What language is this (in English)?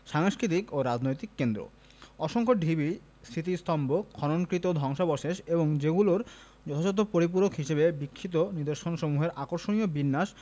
Bangla